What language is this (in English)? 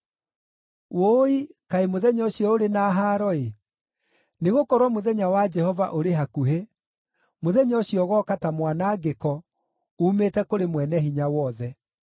Kikuyu